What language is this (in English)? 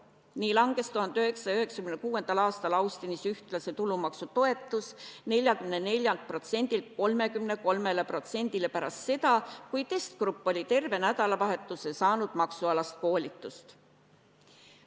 Estonian